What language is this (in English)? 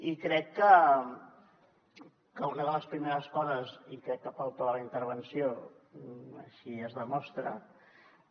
Catalan